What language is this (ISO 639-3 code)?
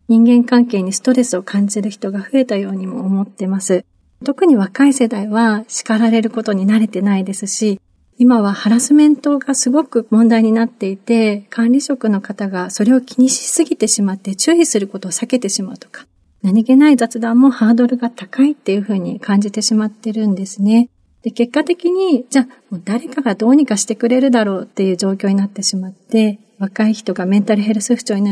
jpn